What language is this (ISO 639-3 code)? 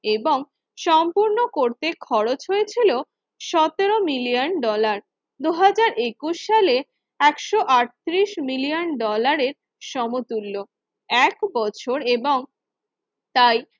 ben